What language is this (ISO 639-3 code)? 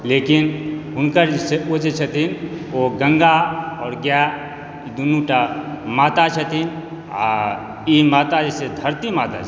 mai